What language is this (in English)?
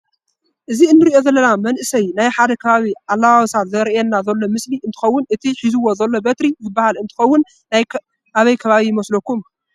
Tigrinya